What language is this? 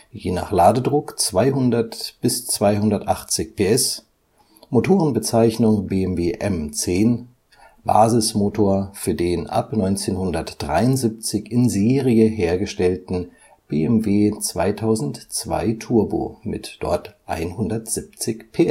German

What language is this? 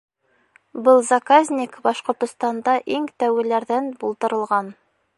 Bashkir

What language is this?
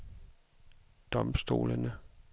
Danish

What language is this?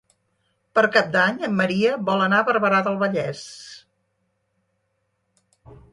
Catalan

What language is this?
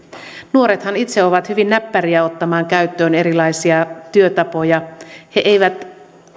Finnish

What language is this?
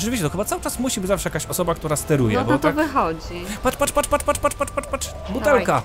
Polish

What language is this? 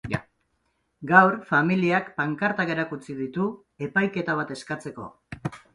Basque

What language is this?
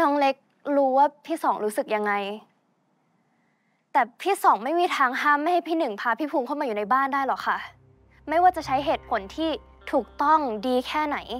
Thai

